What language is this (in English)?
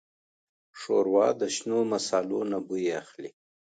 Pashto